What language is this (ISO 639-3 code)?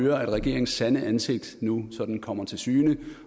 dan